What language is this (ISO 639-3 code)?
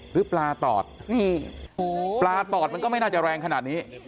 tha